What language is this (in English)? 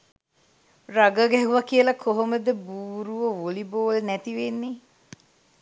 Sinhala